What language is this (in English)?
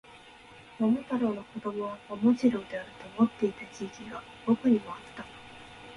Japanese